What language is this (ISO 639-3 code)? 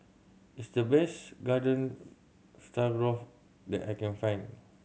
eng